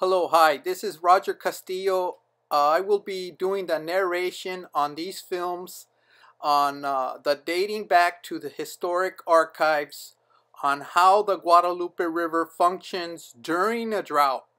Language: English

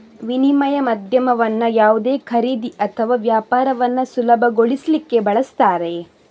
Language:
Kannada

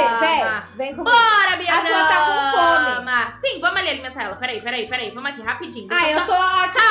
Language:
Portuguese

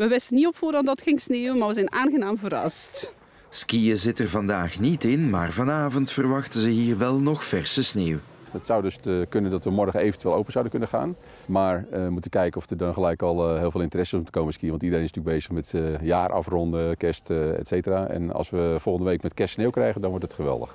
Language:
Dutch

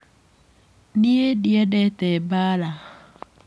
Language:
Kikuyu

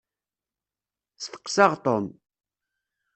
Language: Kabyle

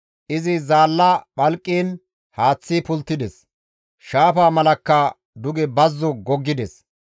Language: Gamo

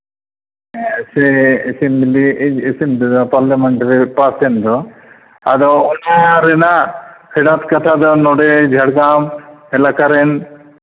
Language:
Santali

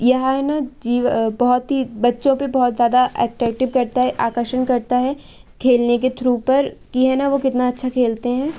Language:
Hindi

